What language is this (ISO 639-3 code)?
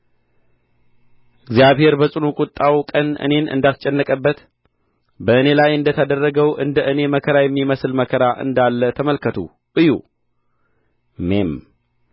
amh